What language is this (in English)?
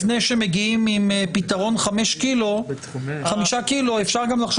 Hebrew